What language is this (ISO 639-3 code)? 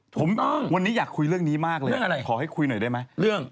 tha